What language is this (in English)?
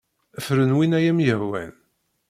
Kabyle